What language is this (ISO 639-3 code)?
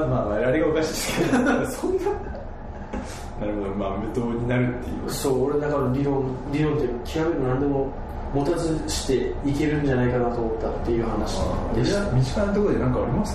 jpn